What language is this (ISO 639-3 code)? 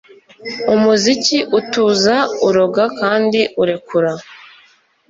kin